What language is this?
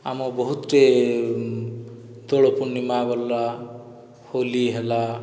Odia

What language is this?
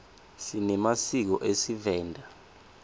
Swati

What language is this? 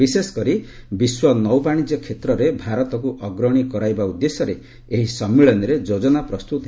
Odia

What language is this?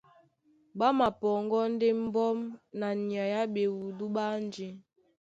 Duala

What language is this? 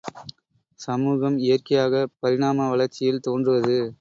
Tamil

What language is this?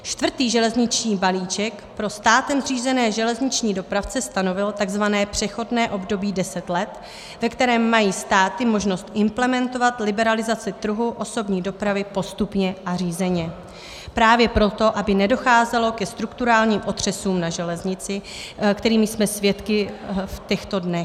Czech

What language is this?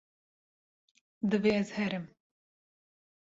Kurdish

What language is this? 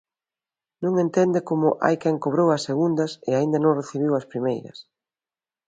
Galician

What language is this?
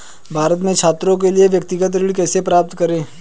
Hindi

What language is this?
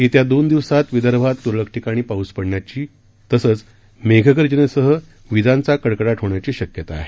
Marathi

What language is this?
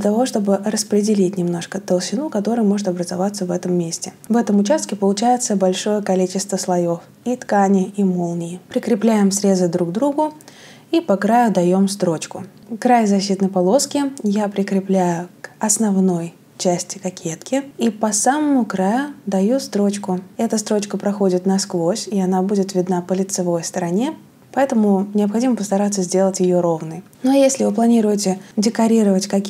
Russian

